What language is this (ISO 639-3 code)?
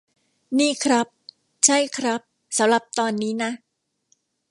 tha